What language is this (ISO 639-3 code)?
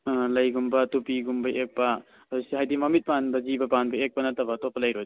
mni